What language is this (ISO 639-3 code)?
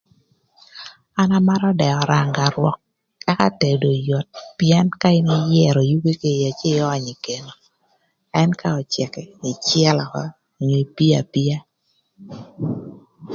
lth